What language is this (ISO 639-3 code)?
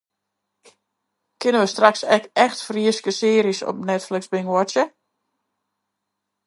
fry